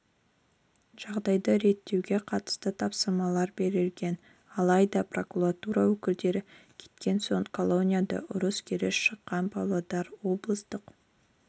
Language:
Kazakh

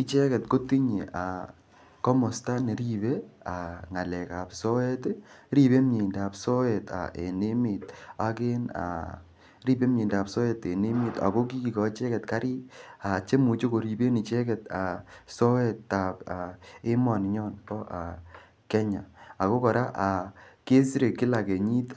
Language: Kalenjin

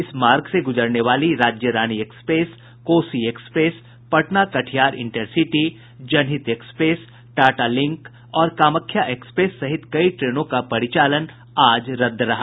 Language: Hindi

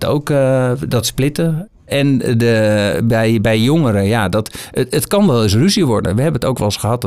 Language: Dutch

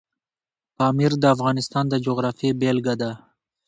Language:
Pashto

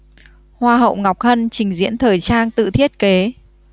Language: Vietnamese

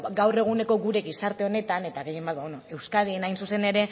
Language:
Basque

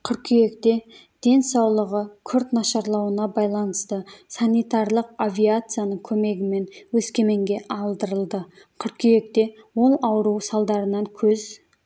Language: Kazakh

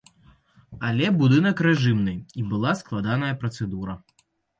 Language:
Belarusian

